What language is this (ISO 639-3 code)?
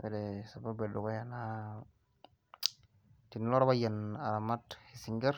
mas